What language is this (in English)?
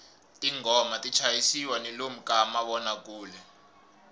Tsonga